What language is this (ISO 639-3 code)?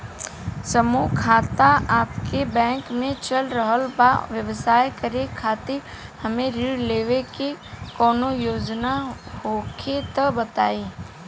bho